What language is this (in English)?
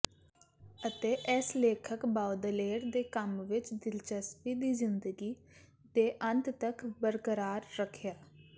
Punjabi